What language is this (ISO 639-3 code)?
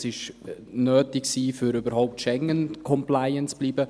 gsw